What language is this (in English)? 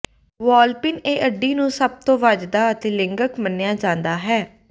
Punjabi